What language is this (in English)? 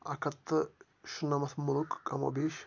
Kashmiri